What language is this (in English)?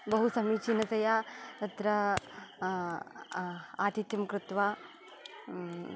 Sanskrit